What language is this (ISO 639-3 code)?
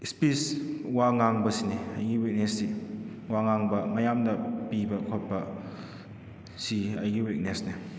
mni